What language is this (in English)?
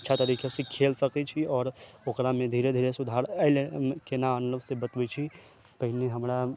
Maithili